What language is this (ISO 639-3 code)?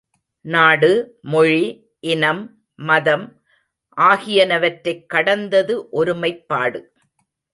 tam